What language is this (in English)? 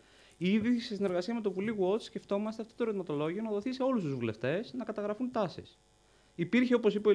Greek